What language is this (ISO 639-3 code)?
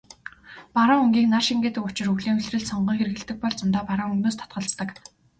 mon